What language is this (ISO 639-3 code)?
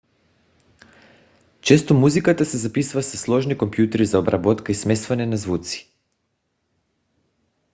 bul